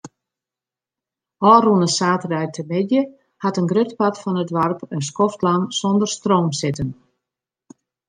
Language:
Western Frisian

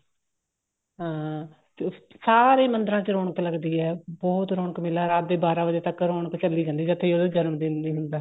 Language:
Punjabi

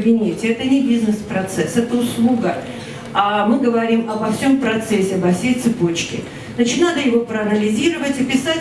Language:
Russian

